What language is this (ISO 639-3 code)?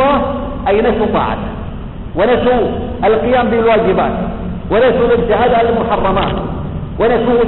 ara